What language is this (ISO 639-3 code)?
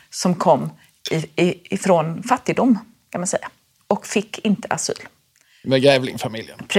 swe